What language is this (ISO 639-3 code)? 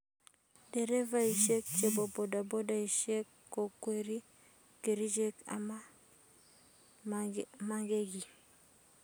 kln